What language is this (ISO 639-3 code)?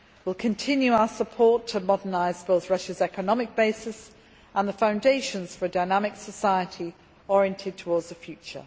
eng